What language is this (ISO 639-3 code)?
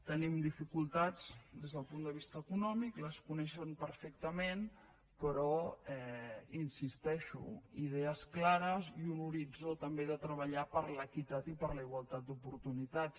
cat